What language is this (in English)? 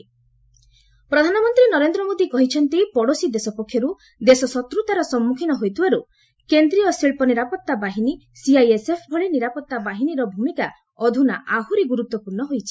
Odia